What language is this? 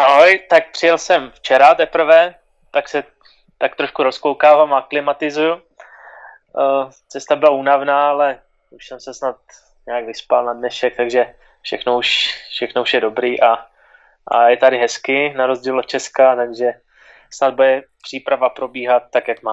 Czech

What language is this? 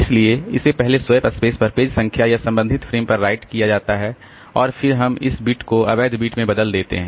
Hindi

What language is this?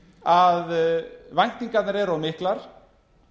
Icelandic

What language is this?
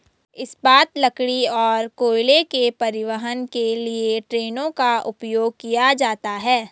Hindi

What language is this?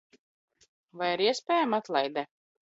Latvian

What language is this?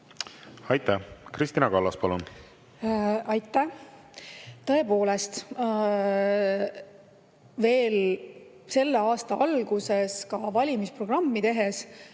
Estonian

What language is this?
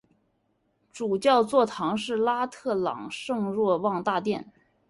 Chinese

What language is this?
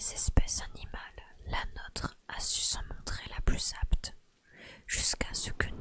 French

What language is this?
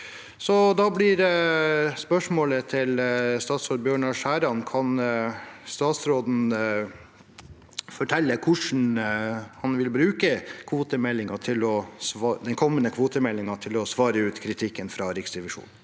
Norwegian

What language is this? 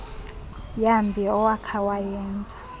Xhosa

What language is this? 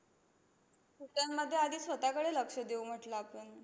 Marathi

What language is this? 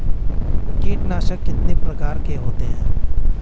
Hindi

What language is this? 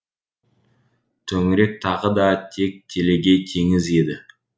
Kazakh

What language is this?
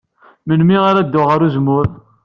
Kabyle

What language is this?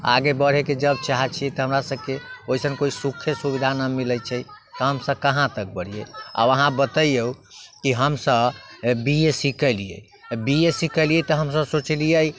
Maithili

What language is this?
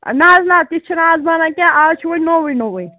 Kashmiri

